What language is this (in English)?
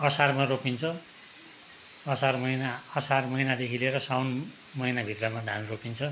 Nepali